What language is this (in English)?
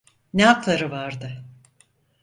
Turkish